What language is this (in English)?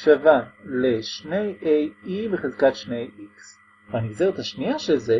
Hebrew